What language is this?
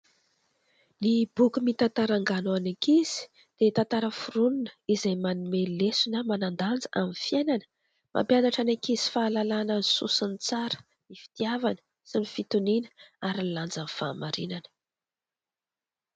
Malagasy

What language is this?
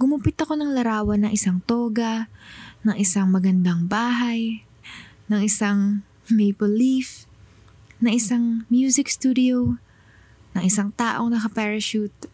Filipino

